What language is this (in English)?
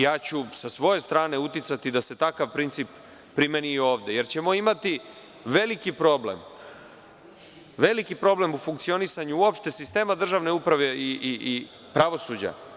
Serbian